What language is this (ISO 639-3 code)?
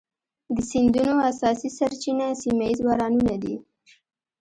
pus